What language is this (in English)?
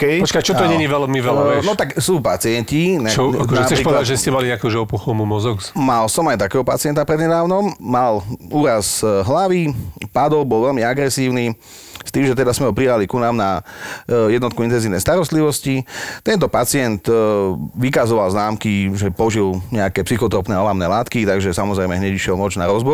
Slovak